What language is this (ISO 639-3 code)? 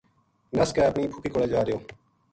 gju